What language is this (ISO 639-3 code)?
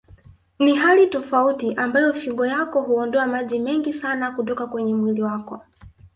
swa